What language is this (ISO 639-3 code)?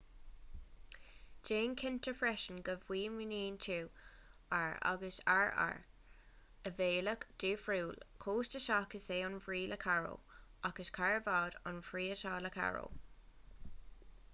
gle